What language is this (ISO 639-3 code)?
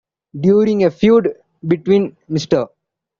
eng